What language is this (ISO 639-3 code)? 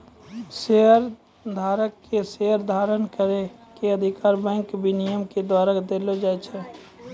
mai